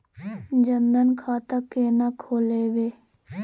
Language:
Maithili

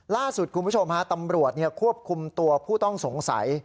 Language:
Thai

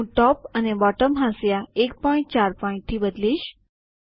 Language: Gujarati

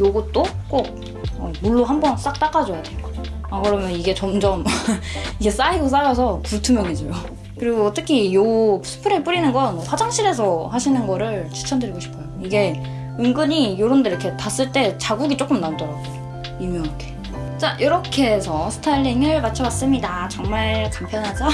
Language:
Korean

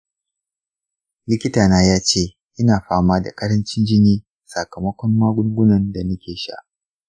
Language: Hausa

